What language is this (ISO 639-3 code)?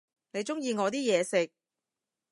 yue